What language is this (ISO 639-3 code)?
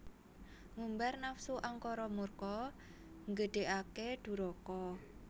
jav